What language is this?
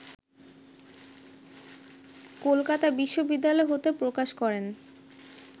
Bangla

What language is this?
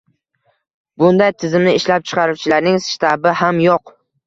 Uzbek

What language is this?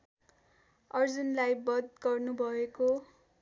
Nepali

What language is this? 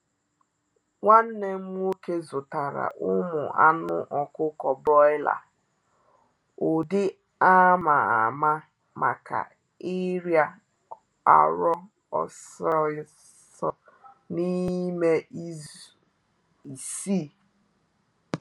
Igbo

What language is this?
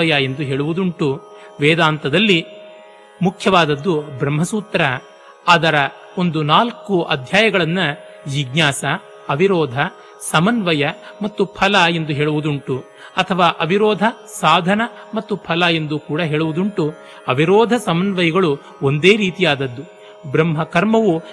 Kannada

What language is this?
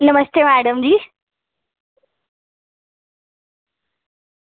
Dogri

